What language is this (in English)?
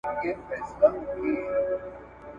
Pashto